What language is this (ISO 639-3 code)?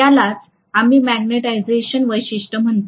mar